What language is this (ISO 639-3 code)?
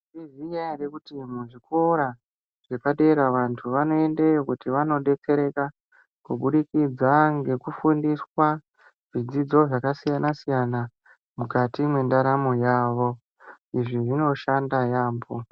ndc